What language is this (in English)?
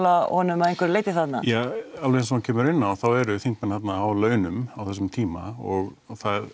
Icelandic